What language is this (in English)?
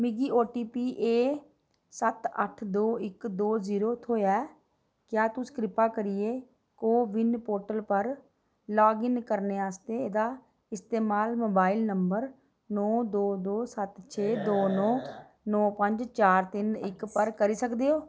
Dogri